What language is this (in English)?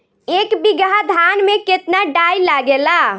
Bhojpuri